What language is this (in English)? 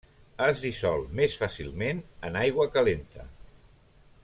Catalan